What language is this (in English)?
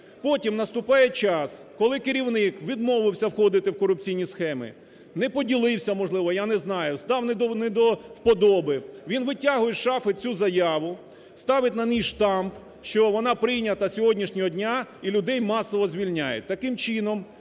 Ukrainian